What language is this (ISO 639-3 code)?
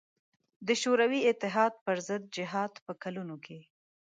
pus